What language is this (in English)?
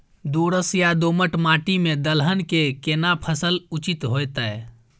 Maithili